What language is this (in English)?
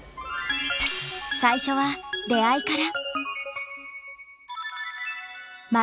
Japanese